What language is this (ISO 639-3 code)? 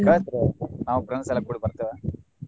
kan